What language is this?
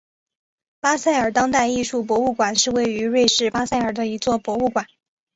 Chinese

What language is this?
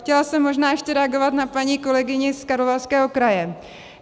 Czech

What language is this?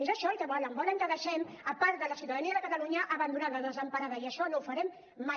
Catalan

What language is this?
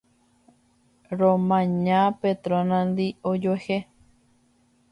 Guarani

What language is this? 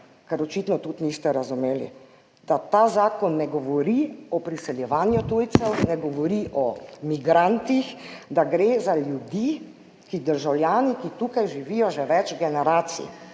Slovenian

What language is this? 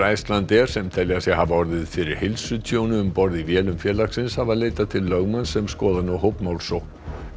Icelandic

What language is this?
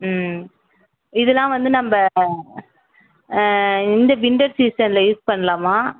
Tamil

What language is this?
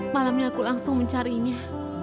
Indonesian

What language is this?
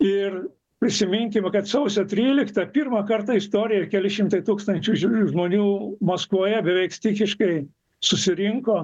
Lithuanian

